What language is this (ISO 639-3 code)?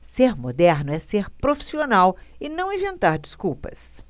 por